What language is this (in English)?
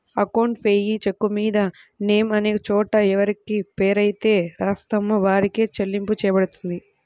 Telugu